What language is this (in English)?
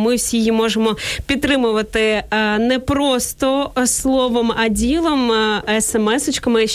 Ukrainian